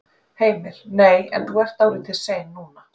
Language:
Icelandic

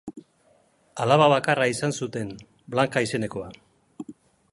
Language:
Basque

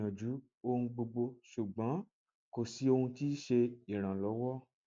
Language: Yoruba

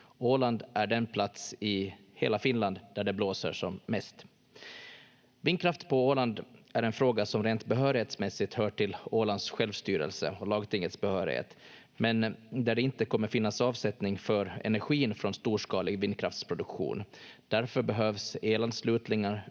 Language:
Finnish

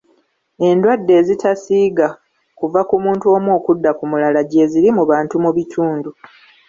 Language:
Ganda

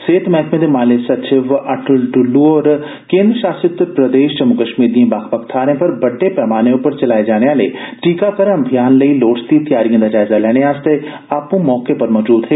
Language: Dogri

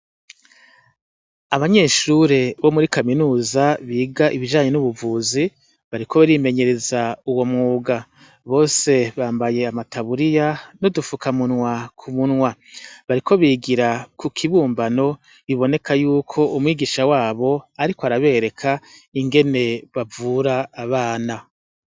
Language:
Rundi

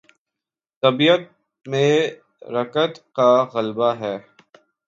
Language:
Urdu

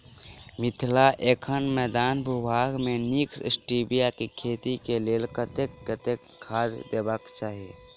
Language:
Maithili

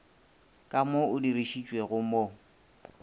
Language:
Northern Sotho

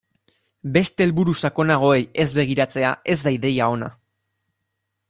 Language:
Basque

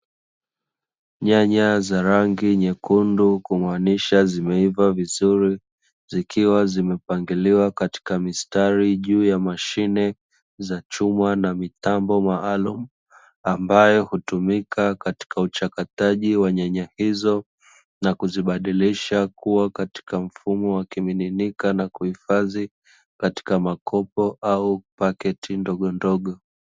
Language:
Swahili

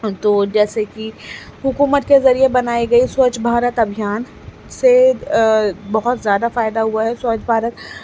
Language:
Urdu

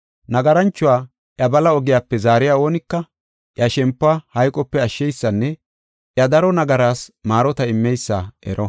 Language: Gofa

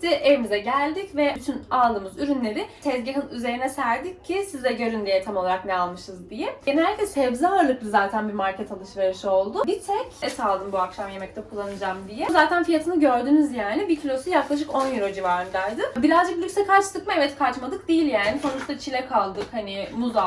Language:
Turkish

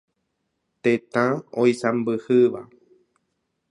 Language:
Guarani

